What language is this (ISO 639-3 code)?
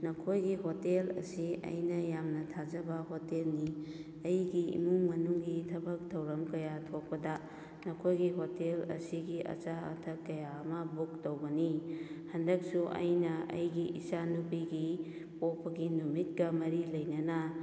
mni